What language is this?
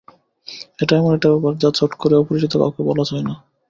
Bangla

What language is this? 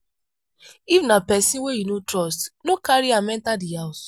Nigerian Pidgin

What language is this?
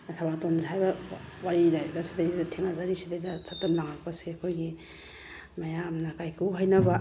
Manipuri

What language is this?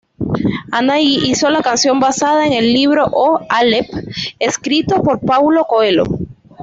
Spanish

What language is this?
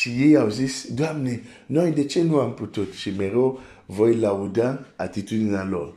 Romanian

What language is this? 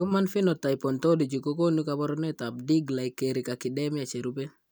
Kalenjin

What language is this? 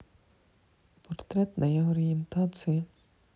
Russian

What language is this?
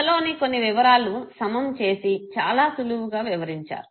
Telugu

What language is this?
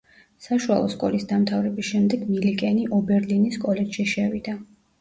Georgian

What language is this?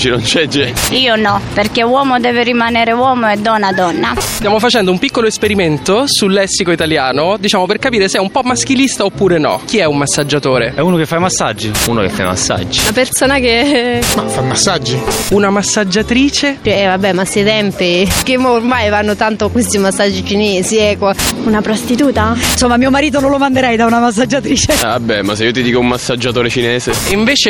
Italian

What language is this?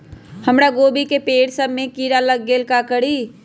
Magahi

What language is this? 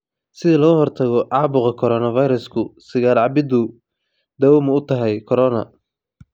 Somali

